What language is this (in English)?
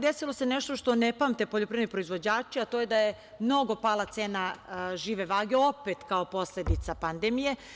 Serbian